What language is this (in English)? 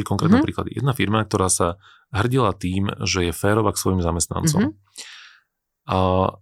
Slovak